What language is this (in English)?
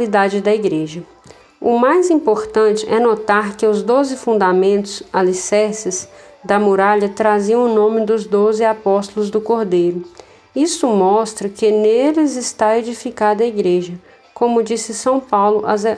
Portuguese